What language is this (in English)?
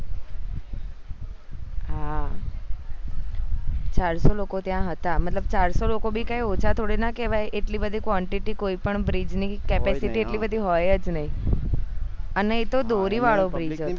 Gujarati